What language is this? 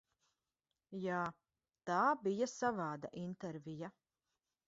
Latvian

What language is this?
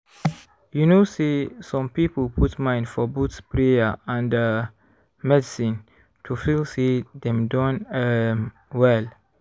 Nigerian Pidgin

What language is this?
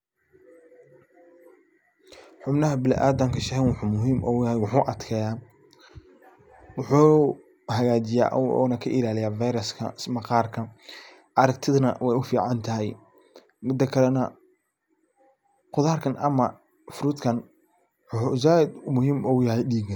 Somali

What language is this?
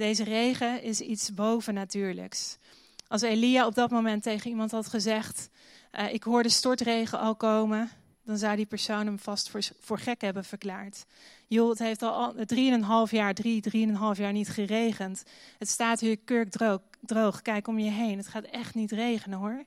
Dutch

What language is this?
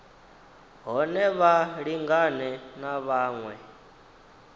Venda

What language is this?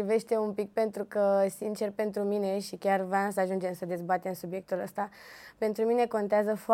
Romanian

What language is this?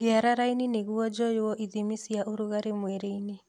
Kikuyu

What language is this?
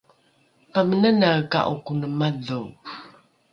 Rukai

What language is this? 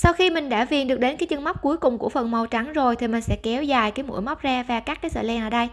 Vietnamese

